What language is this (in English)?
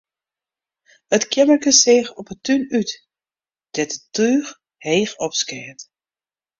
Western Frisian